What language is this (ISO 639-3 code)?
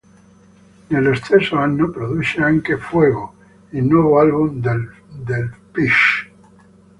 ita